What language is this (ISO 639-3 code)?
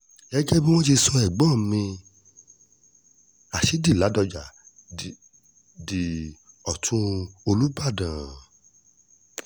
yor